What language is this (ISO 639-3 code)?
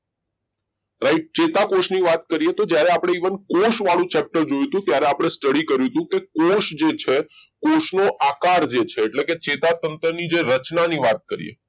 guj